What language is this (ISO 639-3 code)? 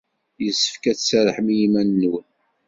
kab